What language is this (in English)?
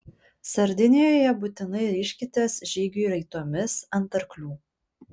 Lithuanian